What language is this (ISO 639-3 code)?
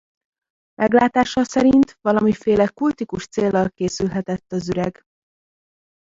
hun